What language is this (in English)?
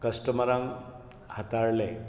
Konkani